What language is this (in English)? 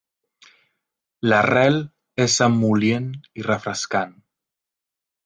Catalan